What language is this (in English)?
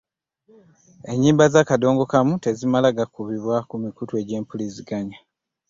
Ganda